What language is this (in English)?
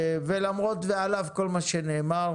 Hebrew